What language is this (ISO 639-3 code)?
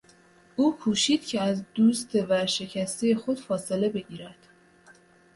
fas